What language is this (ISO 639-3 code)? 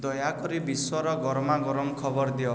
ori